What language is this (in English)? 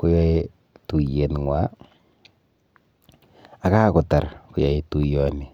Kalenjin